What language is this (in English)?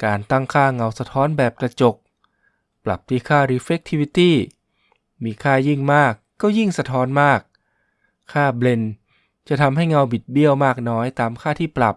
Thai